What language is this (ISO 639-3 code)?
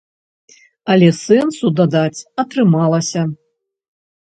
bel